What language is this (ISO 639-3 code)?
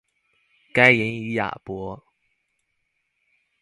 zho